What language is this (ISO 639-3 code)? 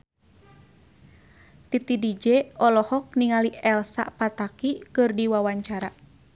sun